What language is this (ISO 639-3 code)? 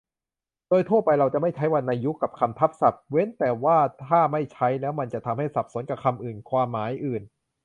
tha